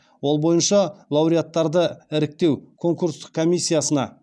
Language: Kazakh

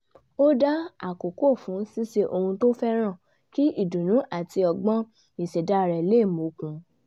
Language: Yoruba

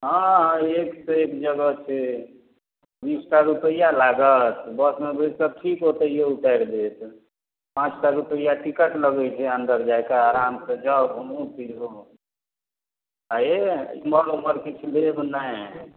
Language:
Maithili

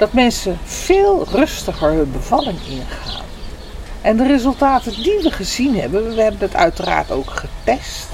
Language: Dutch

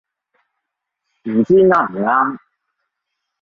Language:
Cantonese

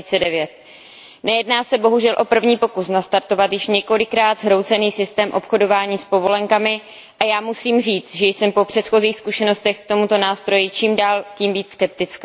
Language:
Czech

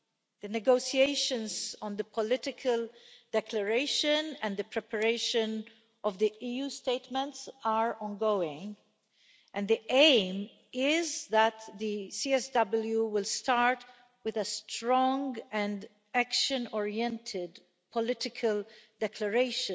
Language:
English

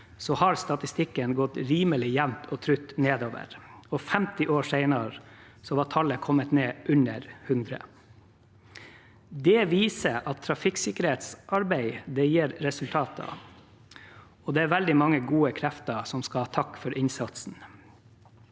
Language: Norwegian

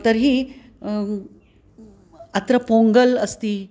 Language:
Sanskrit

